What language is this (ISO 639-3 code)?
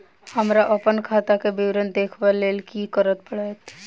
mai